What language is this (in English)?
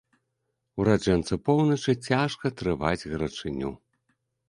Belarusian